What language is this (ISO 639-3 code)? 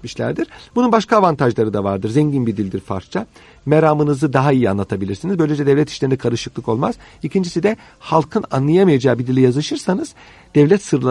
tur